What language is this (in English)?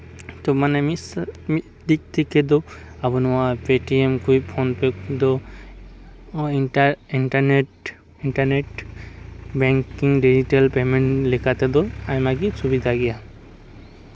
Santali